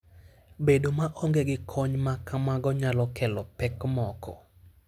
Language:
Luo (Kenya and Tanzania)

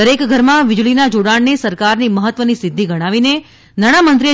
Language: Gujarati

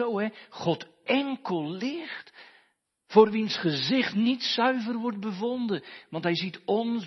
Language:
Dutch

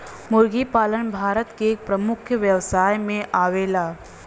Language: Bhojpuri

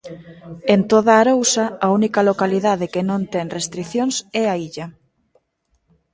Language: Galician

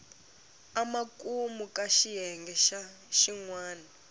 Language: Tsonga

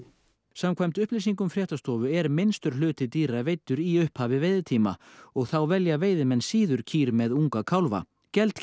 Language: Icelandic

